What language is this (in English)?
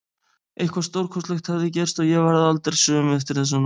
Icelandic